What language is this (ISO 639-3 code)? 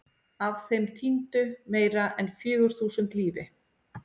isl